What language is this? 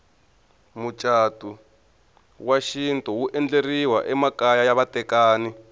Tsonga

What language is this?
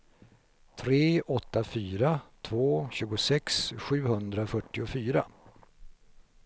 Swedish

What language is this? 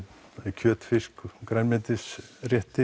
Icelandic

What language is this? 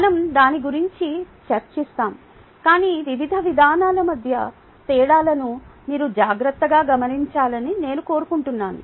Telugu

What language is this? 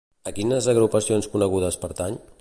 Catalan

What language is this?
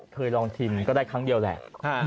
Thai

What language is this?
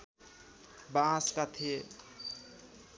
Nepali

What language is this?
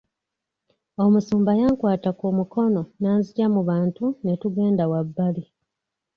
Ganda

